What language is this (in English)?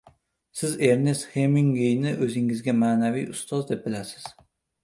Uzbek